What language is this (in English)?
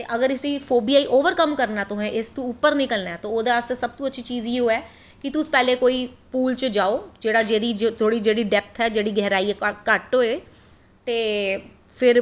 Dogri